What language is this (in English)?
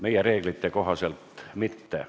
Estonian